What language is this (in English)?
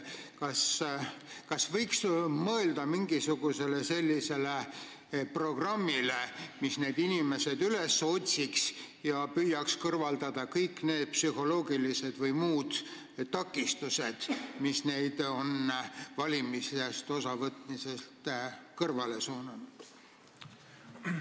Estonian